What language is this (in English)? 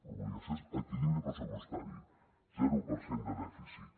Catalan